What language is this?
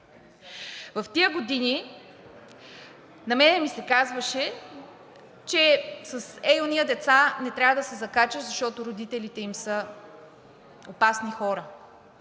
Bulgarian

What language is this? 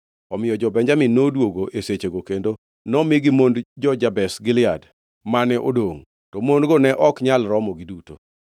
Luo (Kenya and Tanzania)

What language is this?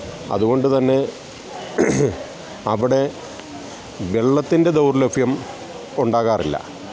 Malayalam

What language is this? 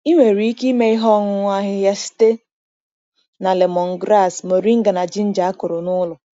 Igbo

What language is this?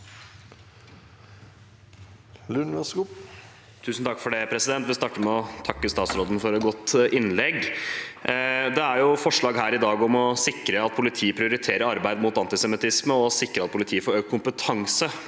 Norwegian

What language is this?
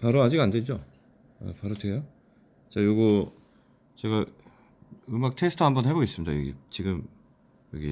Korean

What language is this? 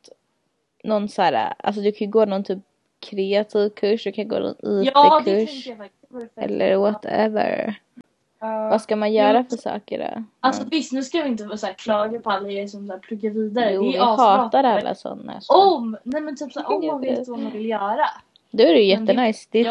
Swedish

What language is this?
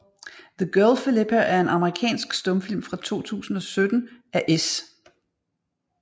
Danish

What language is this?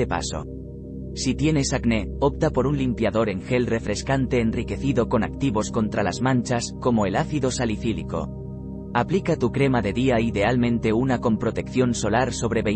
Spanish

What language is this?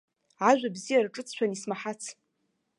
Abkhazian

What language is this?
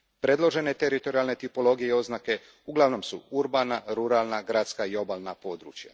Croatian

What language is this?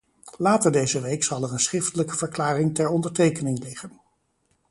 Dutch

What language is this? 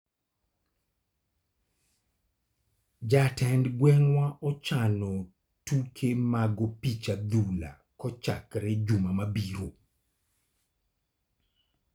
Luo (Kenya and Tanzania)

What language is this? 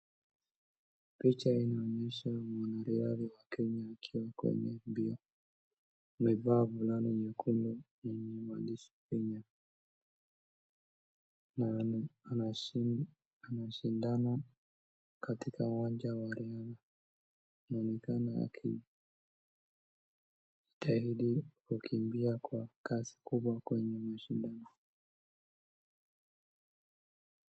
Swahili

